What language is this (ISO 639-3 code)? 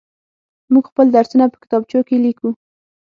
pus